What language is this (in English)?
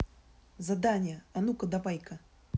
Russian